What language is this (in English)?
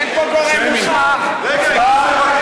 Hebrew